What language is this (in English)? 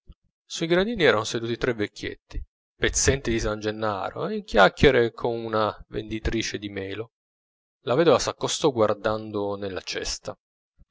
Italian